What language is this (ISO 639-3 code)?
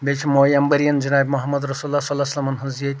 kas